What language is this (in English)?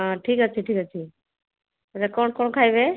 Odia